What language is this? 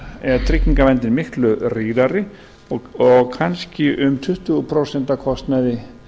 Icelandic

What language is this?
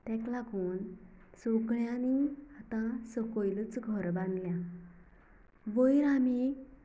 Konkani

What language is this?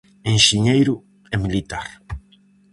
Galician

